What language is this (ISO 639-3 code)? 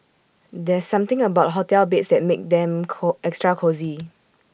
eng